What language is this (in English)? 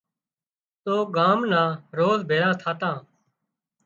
Wadiyara Koli